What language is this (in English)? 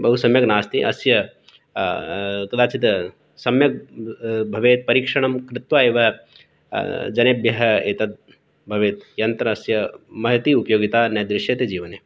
Sanskrit